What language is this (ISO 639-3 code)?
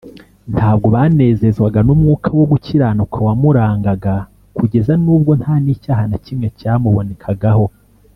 kin